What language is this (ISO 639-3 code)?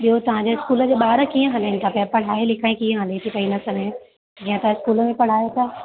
snd